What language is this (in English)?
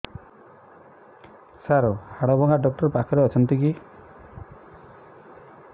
Odia